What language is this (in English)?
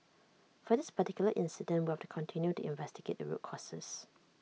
English